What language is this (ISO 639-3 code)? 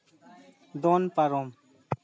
sat